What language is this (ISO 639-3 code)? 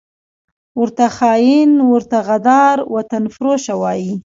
pus